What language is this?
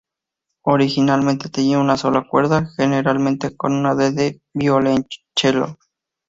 Spanish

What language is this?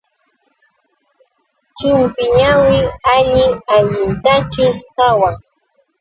Yauyos Quechua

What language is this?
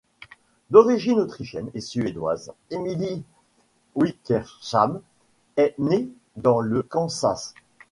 French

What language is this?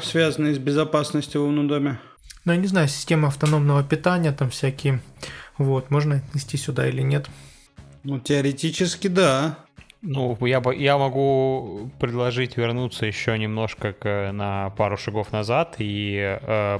Russian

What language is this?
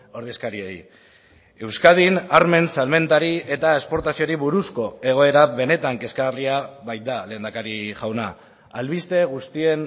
Basque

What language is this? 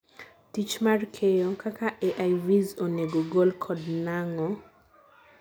Luo (Kenya and Tanzania)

